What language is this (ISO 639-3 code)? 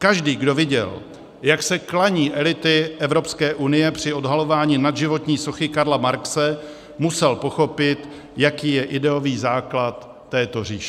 ces